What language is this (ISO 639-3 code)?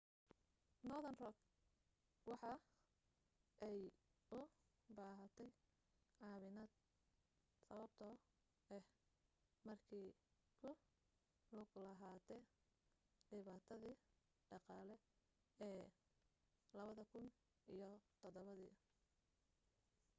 som